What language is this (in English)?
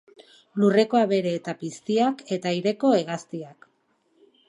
Basque